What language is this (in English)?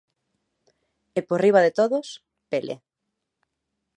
Galician